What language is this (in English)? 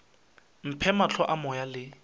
Northern Sotho